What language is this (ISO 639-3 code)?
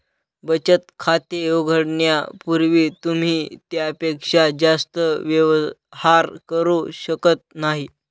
mar